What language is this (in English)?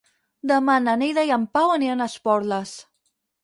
Catalan